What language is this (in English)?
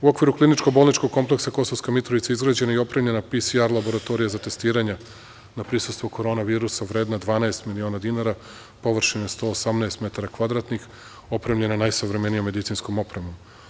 Serbian